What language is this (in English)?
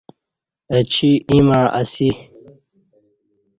Kati